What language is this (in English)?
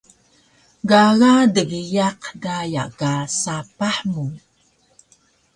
Taroko